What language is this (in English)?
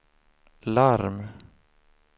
Swedish